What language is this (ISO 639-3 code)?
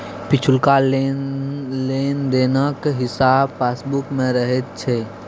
mai